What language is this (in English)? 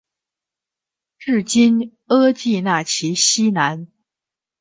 Chinese